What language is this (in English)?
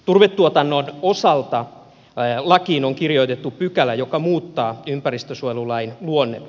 Finnish